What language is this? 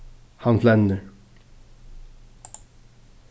Faroese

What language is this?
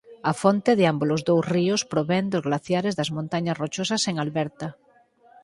Galician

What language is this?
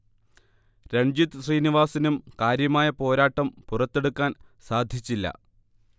Malayalam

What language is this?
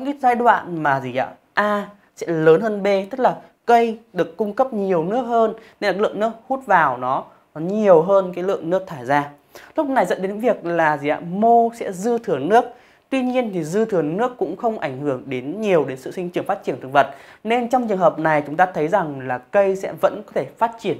Vietnamese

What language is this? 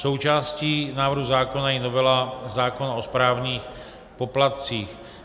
Czech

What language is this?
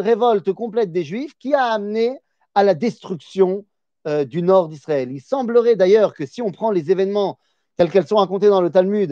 French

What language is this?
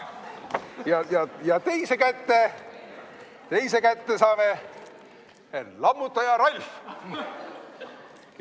Estonian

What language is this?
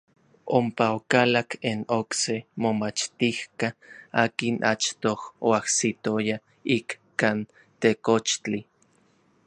Orizaba Nahuatl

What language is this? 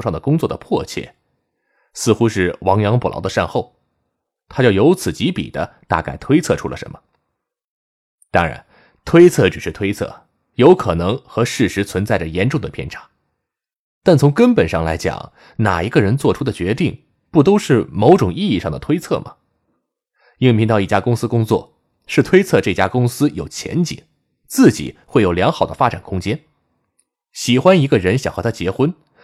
Chinese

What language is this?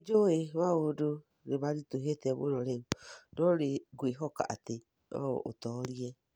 Kikuyu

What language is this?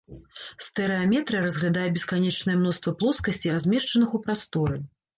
Belarusian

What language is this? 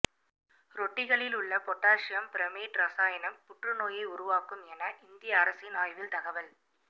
Tamil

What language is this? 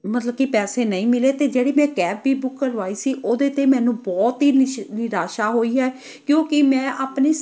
Punjabi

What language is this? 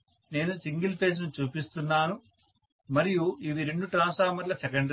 Telugu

